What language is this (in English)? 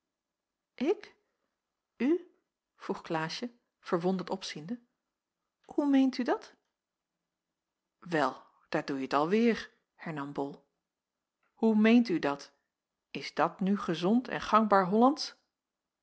Dutch